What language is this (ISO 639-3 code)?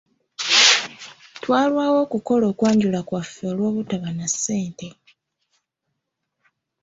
lug